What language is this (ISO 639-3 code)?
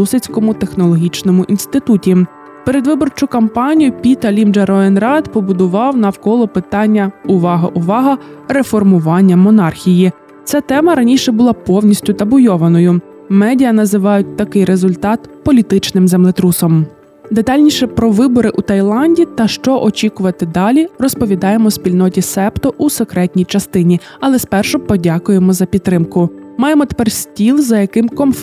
ukr